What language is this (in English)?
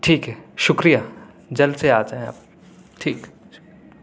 Urdu